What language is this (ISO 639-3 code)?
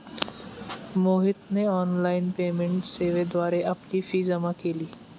mar